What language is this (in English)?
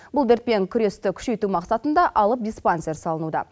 Kazakh